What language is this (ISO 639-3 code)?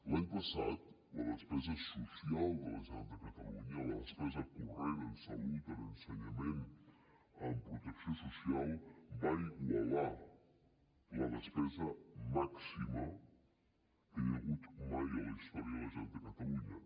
cat